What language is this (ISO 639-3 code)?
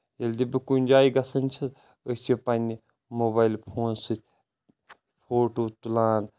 kas